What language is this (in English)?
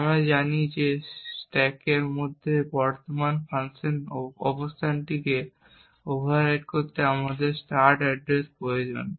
Bangla